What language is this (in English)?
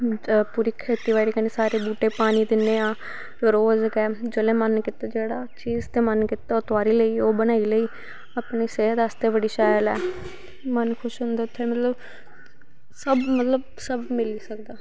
Dogri